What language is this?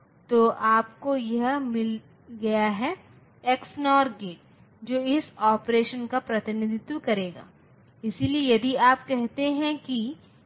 Hindi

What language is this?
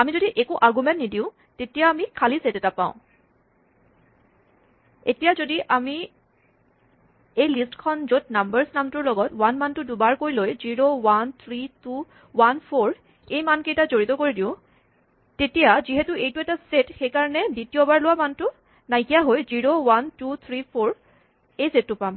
Assamese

